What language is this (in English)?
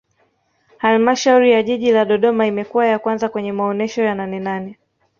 Swahili